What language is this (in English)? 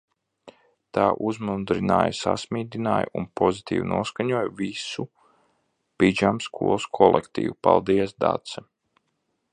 Latvian